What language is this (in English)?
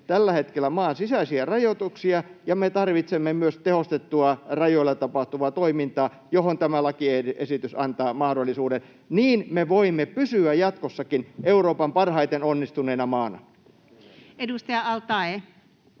Finnish